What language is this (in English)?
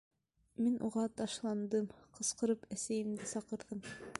Bashkir